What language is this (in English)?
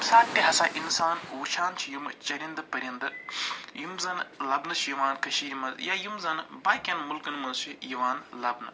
Kashmiri